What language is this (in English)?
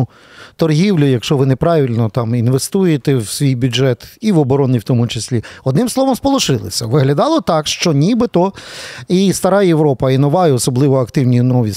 Ukrainian